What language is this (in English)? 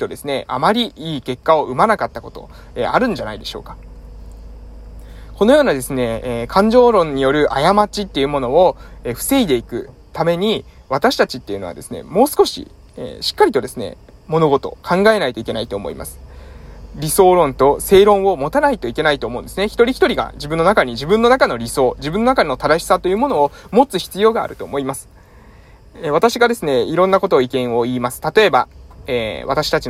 Japanese